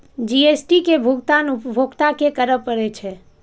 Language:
Maithili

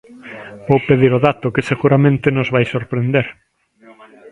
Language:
Galician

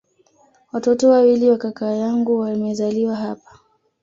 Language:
Swahili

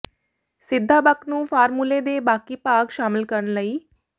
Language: Punjabi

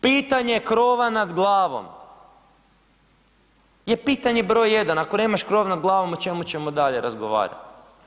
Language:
Croatian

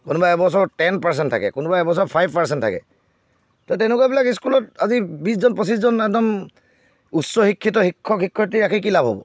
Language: Assamese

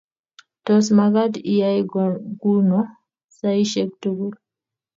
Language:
Kalenjin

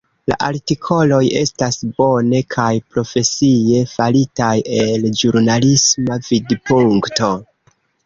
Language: Esperanto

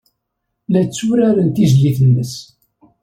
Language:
Kabyle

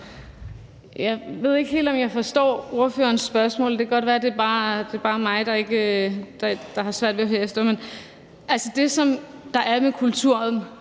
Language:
Danish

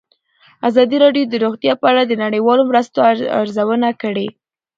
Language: Pashto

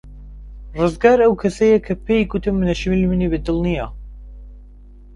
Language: Central Kurdish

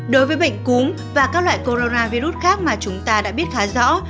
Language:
Vietnamese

